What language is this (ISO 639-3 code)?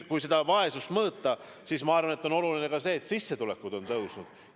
est